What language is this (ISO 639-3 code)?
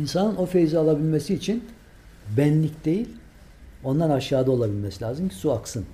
tur